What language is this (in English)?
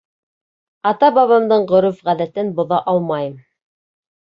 Bashkir